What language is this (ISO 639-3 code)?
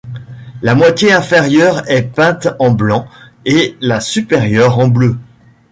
fra